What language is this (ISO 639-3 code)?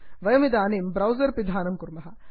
san